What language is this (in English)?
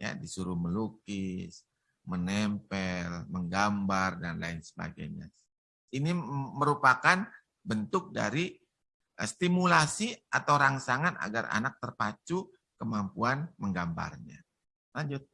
Indonesian